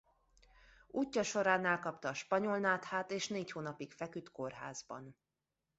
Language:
Hungarian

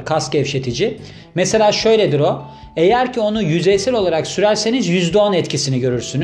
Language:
Turkish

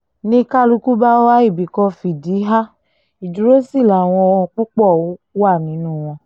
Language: Yoruba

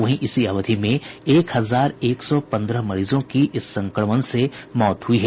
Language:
Hindi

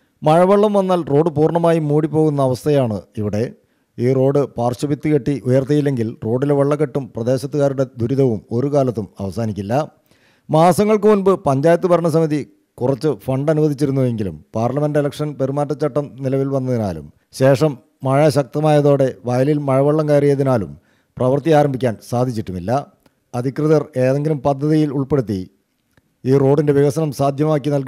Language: Malayalam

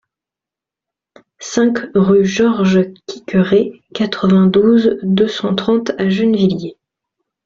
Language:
French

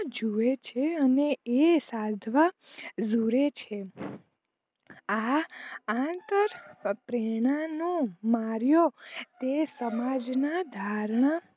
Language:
Gujarati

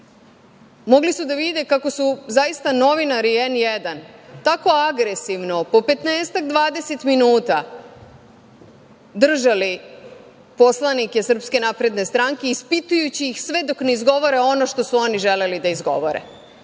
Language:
Serbian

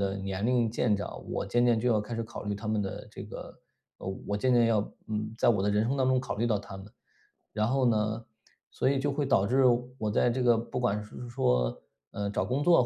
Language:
Chinese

